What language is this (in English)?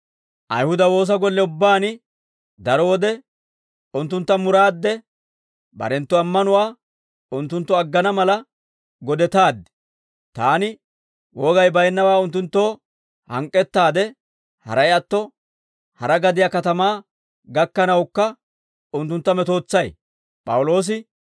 Dawro